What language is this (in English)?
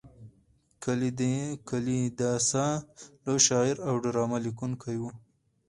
Pashto